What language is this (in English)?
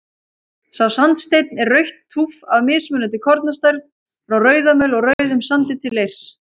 Icelandic